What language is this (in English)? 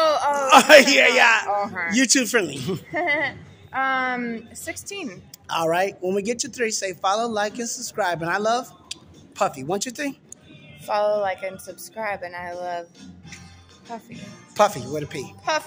English